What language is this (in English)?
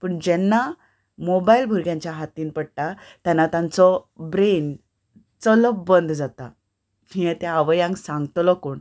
Konkani